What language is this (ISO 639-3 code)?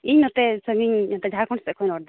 sat